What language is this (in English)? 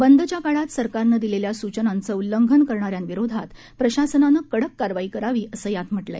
Marathi